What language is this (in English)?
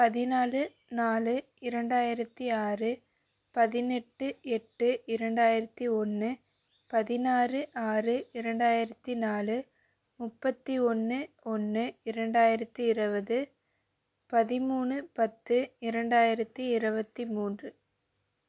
Tamil